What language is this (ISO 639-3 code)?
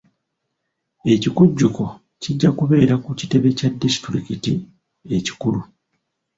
lug